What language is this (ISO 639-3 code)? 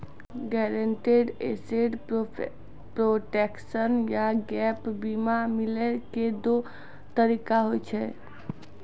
mai